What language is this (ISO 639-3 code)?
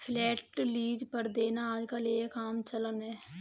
hin